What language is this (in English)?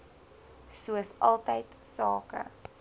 Afrikaans